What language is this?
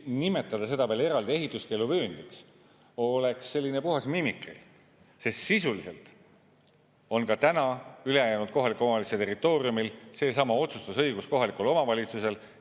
Estonian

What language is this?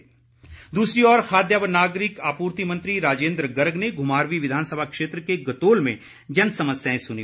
Hindi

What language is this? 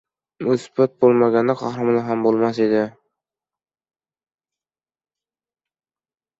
Uzbek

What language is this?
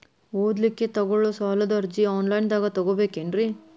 Kannada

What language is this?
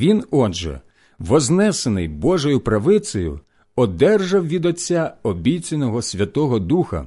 Ukrainian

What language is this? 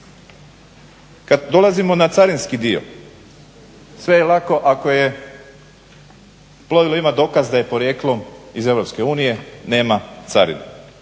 Croatian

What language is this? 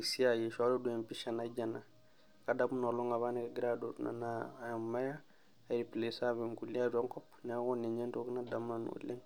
Masai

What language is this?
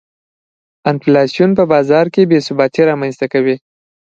Pashto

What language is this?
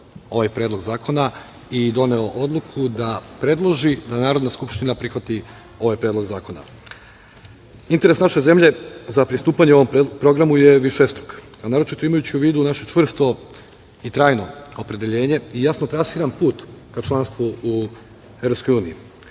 Serbian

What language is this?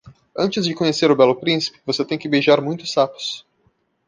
Portuguese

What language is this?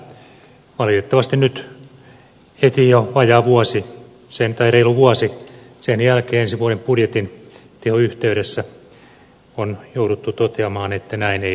Finnish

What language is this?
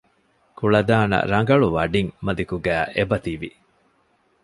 Divehi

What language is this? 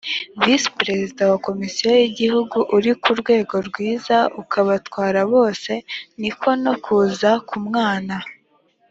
Kinyarwanda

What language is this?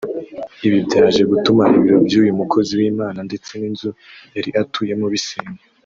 Kinyarwanda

